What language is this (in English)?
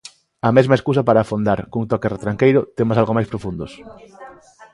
Galician